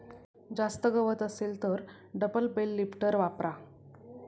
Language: Marathi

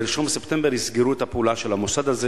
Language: Hebrew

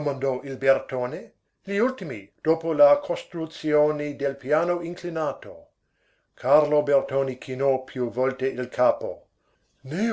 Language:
Italian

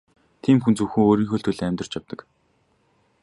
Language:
Mongolian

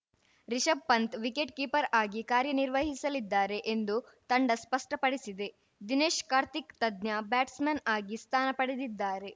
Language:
Kannada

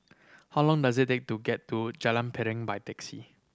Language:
English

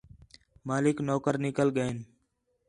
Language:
Khetrani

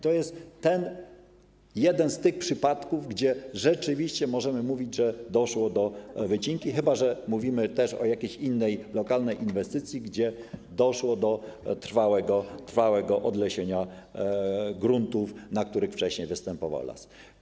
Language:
Polish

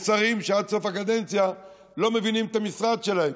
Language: Hebrew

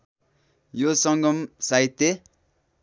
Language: Nepali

